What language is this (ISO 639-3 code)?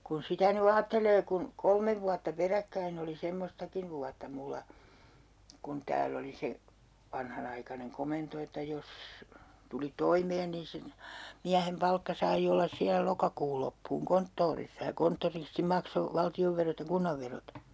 fin